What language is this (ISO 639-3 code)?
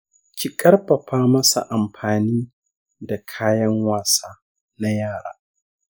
hau